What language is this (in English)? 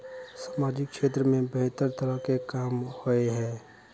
Magahi